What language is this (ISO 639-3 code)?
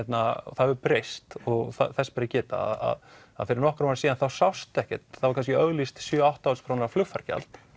isl